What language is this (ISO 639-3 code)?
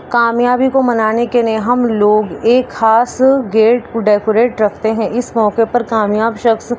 urd